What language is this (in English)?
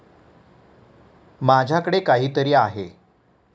Marathi